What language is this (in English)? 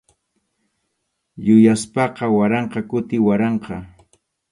Arequipa-La Unión Quechua